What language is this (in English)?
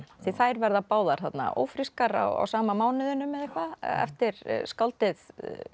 Icelandic